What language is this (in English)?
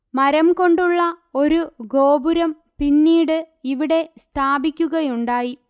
Malayalam